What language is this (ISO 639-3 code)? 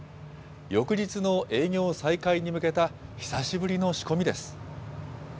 jpn